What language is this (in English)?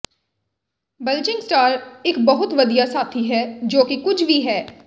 Punjabi